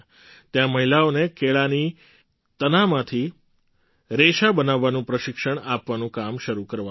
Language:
Gujarati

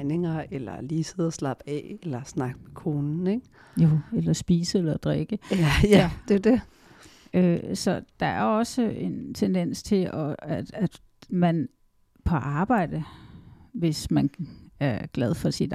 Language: Danish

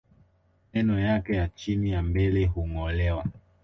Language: Swahili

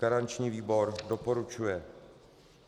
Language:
Czech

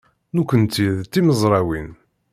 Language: Kabyle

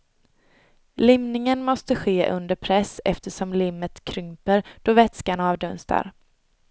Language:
Swedish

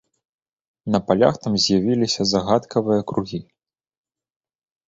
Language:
Belarusian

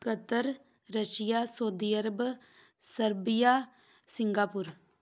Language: Punjabi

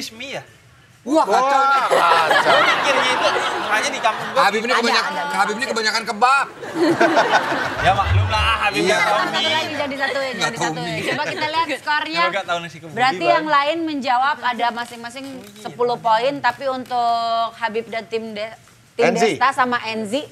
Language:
Indonesian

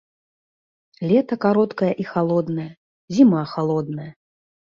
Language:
Belarusian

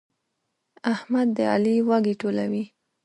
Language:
Pashto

